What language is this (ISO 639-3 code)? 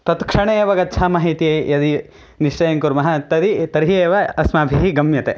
san